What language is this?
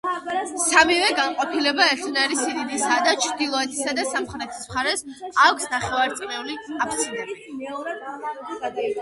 Georgian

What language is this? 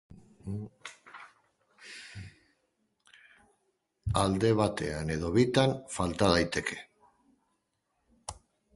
Basque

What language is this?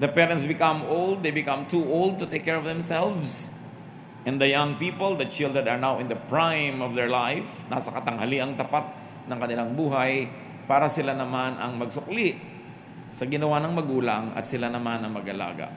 Filipino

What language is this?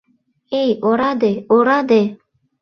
Mari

